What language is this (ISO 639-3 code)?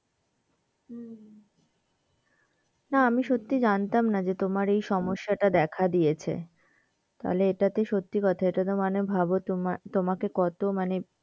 ben